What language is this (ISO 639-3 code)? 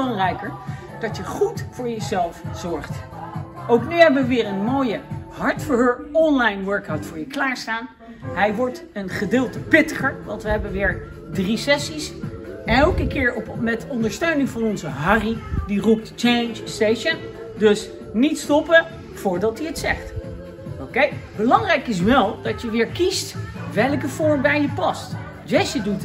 nld